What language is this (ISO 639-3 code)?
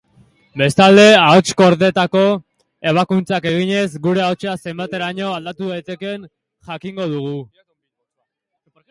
eus